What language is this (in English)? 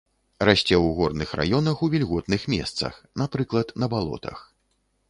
Belarusian